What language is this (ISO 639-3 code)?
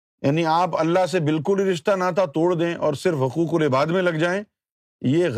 urd